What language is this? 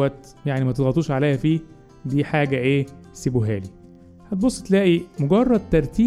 Arabic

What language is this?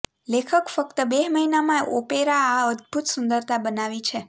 Gujarati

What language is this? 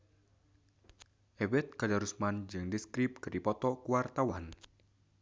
Sundanese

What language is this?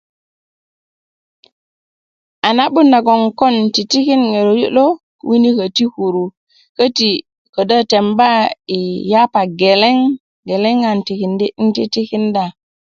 Kuku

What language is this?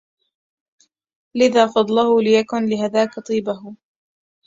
Arabic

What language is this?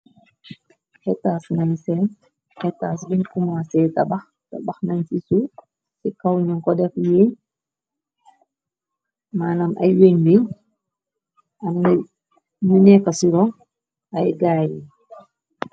Wolof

